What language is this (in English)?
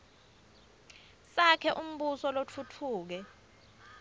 Swati